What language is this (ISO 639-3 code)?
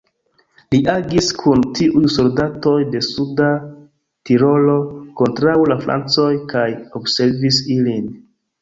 epo